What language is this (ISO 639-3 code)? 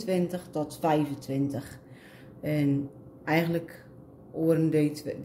nld